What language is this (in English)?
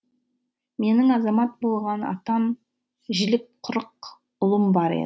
Kazakh